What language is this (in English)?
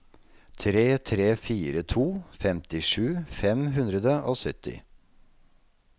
Norwegian